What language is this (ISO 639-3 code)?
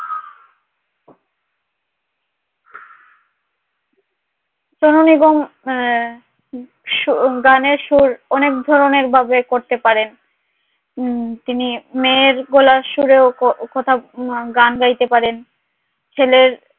ben